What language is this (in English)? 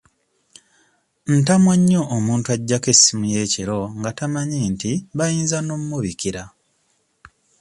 Ganda